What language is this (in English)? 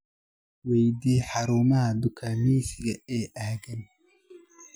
Somali